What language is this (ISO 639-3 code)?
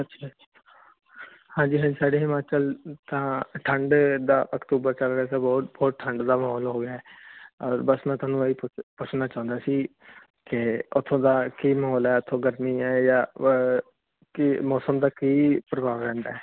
pan